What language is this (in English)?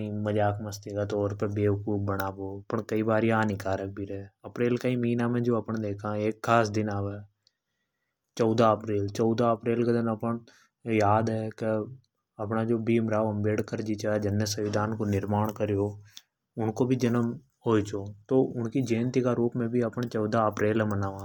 Hadothi